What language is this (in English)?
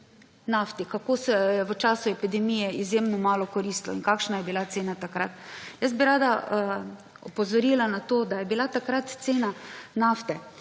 Slovenian